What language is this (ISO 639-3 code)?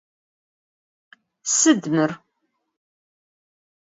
ady